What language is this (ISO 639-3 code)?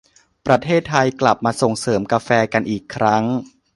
tha